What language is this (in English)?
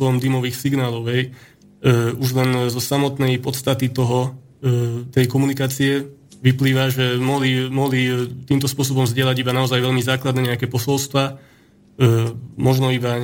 Slovak